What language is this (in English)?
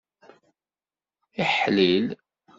Kabyle